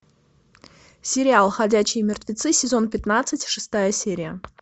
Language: Russian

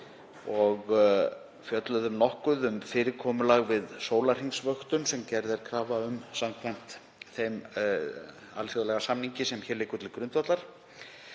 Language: Icelandic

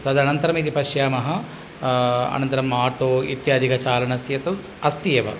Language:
Sanskrit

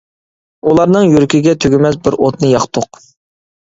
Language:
Uyghur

